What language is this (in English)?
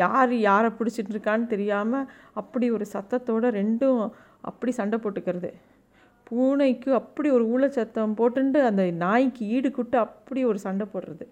Tamil